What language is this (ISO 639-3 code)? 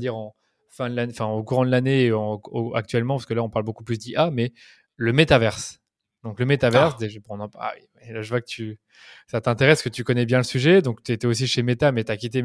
fra